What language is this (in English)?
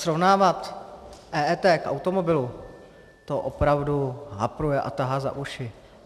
Czech